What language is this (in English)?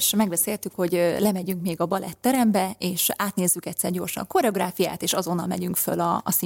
Hungarian